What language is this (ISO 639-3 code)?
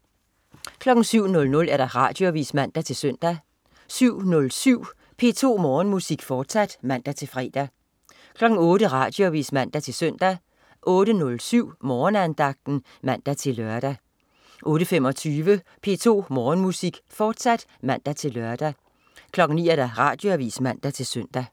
dan